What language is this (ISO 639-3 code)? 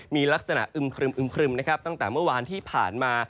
tha